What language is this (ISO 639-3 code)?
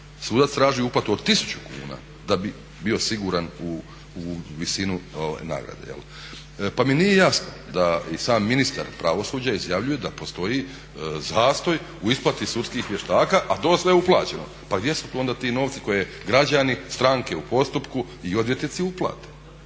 hrv